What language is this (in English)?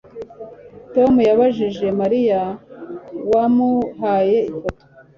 Kinyarwanda